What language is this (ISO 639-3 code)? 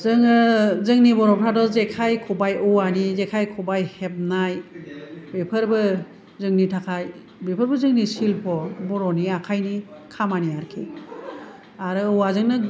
brx